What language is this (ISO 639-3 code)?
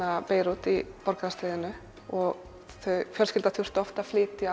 isl